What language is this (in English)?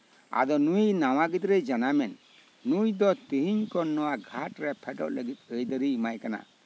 Santali